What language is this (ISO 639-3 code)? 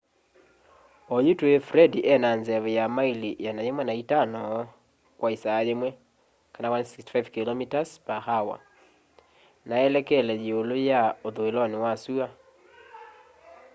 kam